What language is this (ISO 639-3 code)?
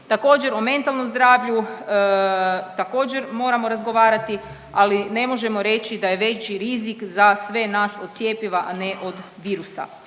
hrv